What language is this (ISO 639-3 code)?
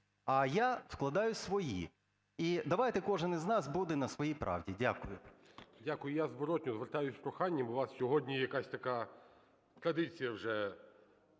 ukr